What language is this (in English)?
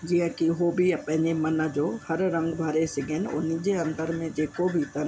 Sindhi